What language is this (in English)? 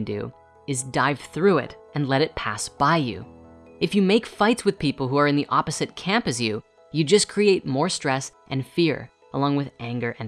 English